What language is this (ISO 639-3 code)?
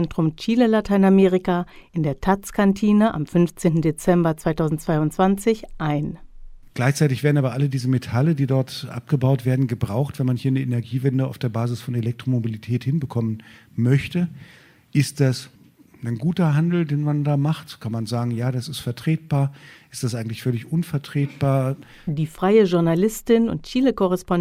deu